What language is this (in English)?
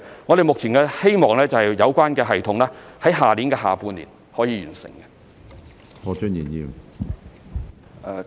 Cantonese